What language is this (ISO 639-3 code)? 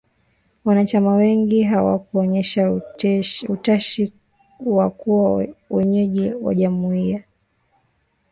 swa